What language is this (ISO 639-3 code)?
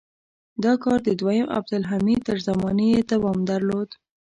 pus